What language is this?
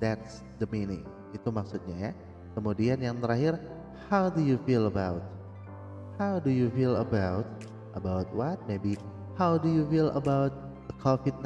Indonesian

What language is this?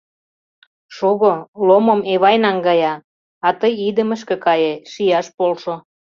Mari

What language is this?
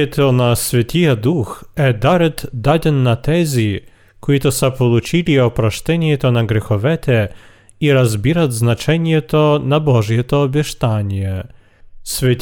Bulgarian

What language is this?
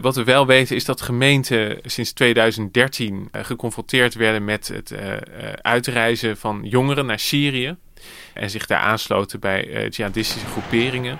Dutch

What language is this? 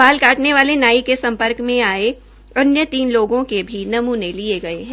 Hindi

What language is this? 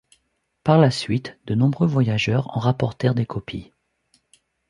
French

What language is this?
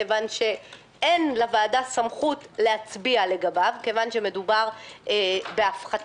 Hebrew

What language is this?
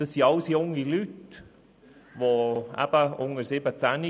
Swiss German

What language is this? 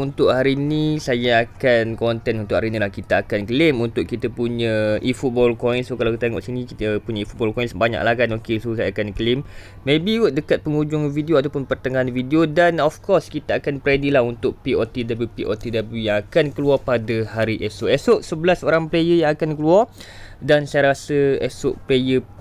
Malay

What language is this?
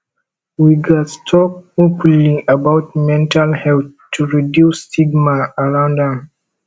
Nigerian Pidgin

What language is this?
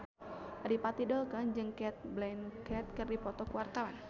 Sundanese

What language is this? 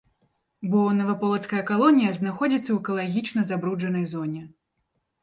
Belarusian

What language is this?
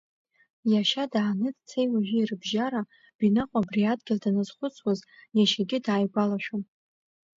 Abkhazian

